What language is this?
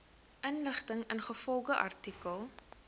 Afrikaans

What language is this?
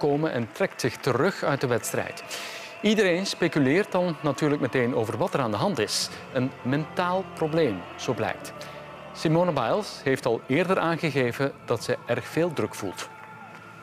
Dutch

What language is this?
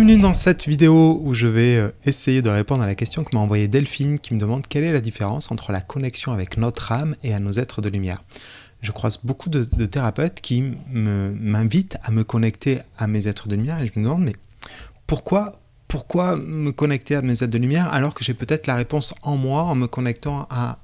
French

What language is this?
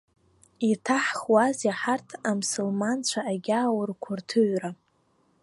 Abkhazian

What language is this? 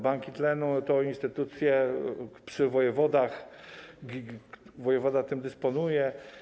Polish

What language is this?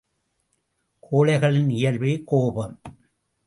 Tamil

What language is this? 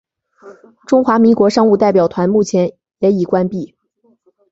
Chinese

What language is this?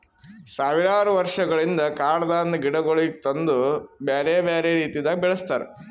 Kannada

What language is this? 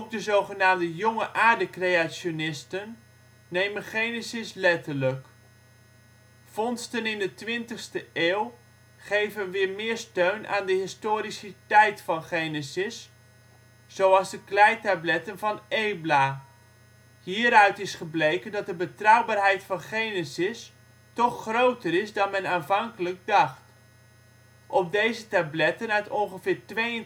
Dutch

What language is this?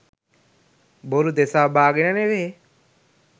Sinhala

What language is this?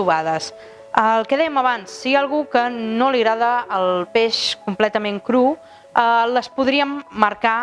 Catalan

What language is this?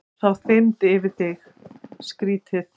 Icelandic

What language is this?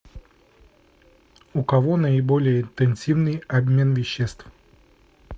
Russian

